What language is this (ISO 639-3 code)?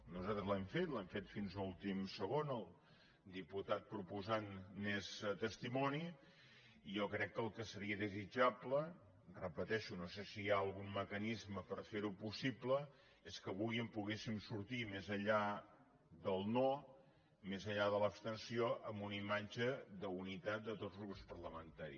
cat